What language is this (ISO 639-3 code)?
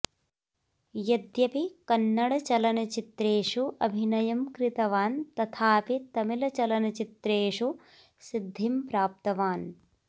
san